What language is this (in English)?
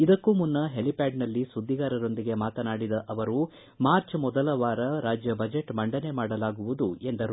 Kannada